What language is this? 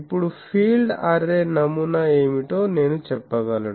Telugu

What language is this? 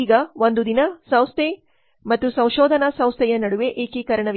Kannada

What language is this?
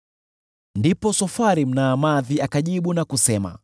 Swahili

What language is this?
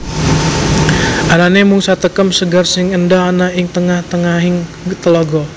Javanese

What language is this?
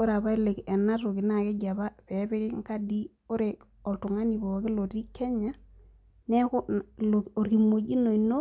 Masai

